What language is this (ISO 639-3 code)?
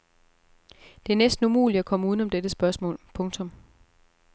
dan